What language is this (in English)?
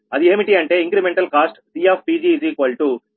Telugu